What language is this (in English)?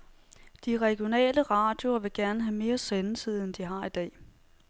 Danish